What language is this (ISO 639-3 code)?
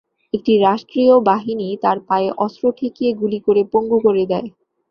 ben